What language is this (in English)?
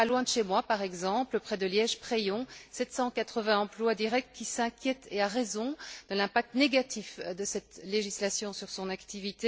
French